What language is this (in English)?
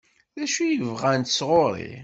Kabyle